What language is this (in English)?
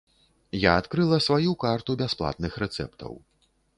Belarusian